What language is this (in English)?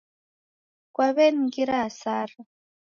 Taita